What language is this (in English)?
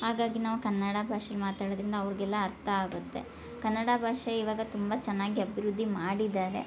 Kannada